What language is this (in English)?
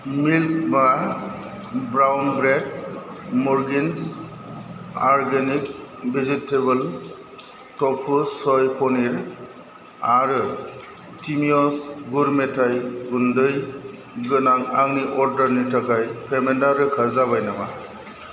Bodo